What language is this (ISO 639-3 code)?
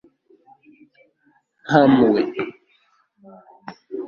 kin